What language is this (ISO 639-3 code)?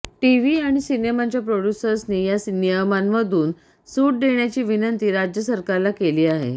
mar